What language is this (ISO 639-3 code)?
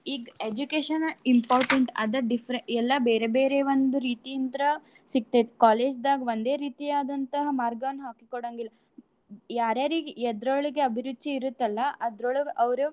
kan